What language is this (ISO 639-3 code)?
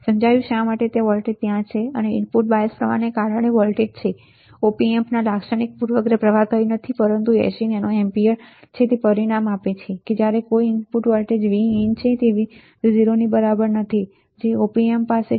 guj